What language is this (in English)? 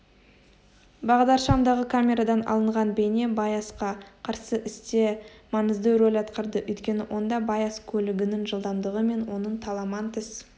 Kazakh